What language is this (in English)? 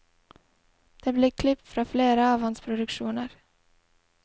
Norwegian